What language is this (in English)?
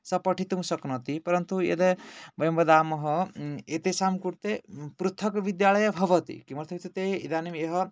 Sanskrit